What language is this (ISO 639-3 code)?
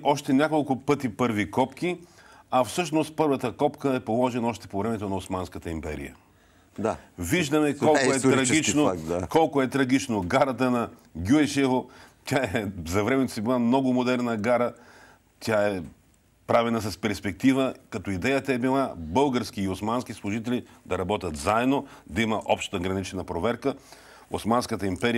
bul